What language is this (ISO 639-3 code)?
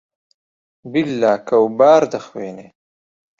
ckb